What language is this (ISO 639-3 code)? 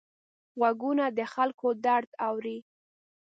pus